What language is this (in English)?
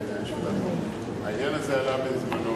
Hebrew